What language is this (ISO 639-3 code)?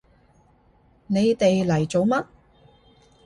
yue